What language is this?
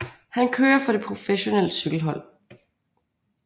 Danish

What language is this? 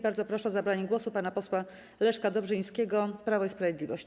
Polish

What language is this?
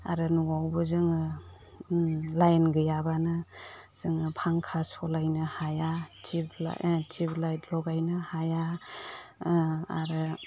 Bodo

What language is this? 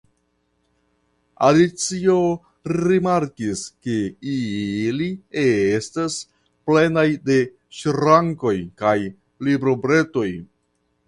Esperanto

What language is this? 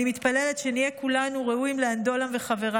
Hebrew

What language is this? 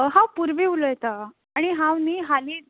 Konkani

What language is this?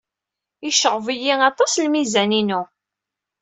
Kabyle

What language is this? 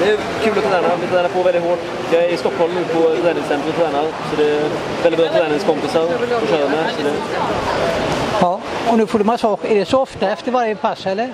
Swedish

